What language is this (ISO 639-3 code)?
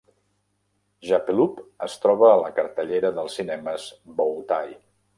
cat